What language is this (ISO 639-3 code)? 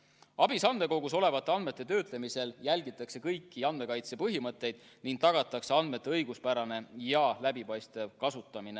est